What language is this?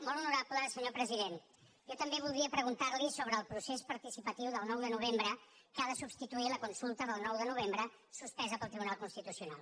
Catalan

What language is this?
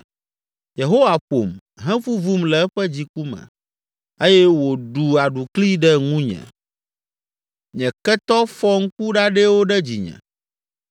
Ewe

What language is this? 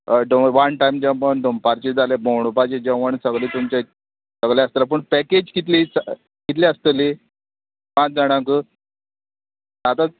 Konkani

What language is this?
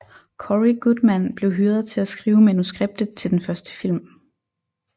Danish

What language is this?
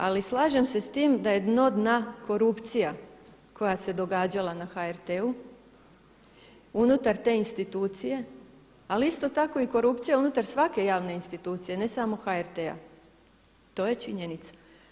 Croatian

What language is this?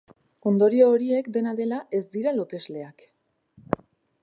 Basque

